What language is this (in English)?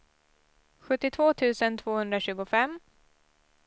Swedish